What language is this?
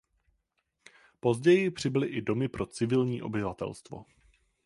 Czech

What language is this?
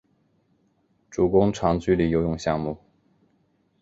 Chinese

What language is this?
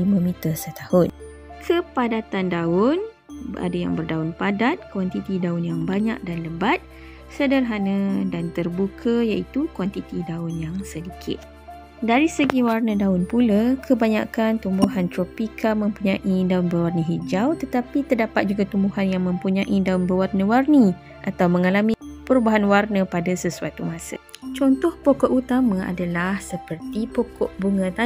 Malay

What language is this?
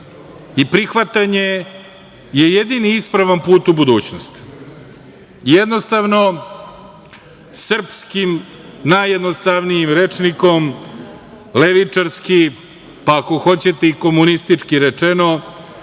Serbian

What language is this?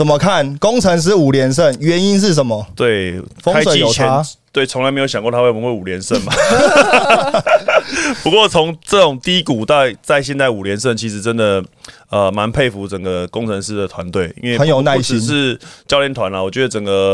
Chinese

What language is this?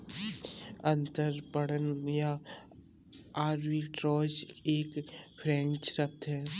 Hindi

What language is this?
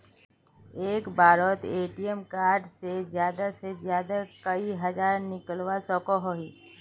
Magahi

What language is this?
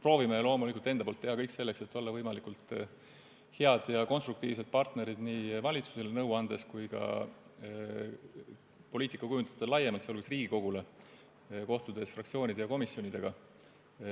Estonian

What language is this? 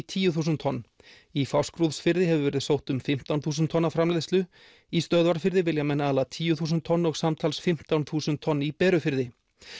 Icelandic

